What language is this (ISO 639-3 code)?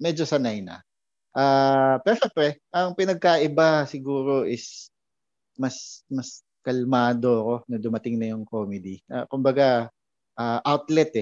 fil